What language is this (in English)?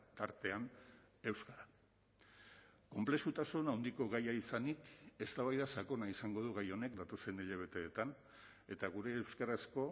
Basque